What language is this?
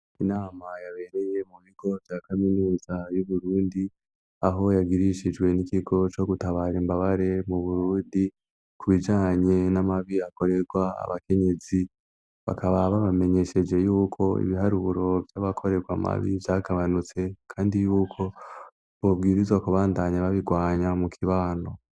Rundi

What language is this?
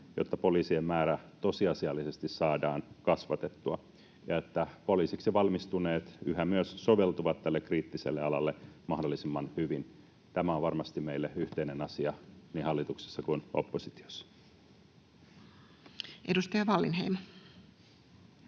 Finnish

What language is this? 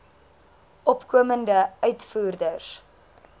Afrikaans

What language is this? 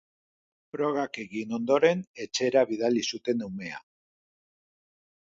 Basque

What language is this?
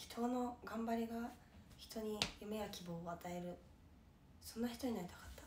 Japanese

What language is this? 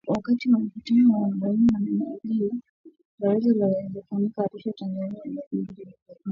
Swahili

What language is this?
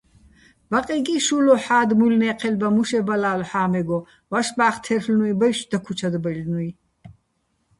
Bats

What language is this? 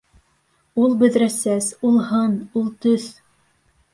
Bashkir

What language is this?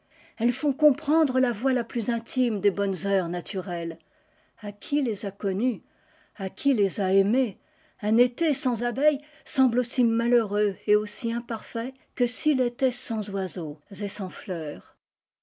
French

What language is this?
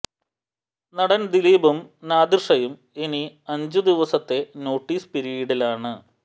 Malayalam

